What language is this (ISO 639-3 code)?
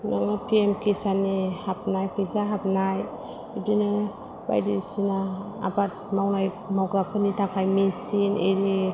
brx